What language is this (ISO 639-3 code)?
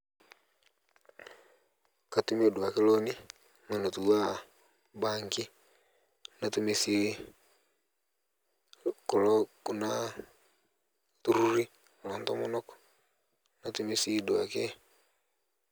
mas